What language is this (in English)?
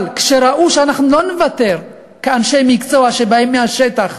Hebrew